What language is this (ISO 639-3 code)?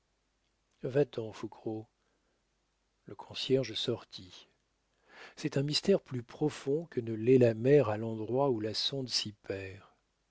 fra